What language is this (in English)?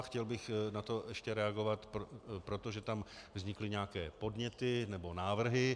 Czech